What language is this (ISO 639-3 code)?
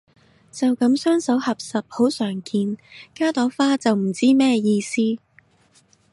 yue